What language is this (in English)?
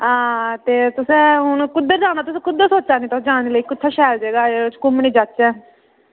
Dogri